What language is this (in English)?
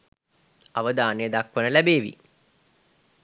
Sinhala